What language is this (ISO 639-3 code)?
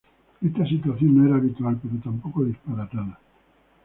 spa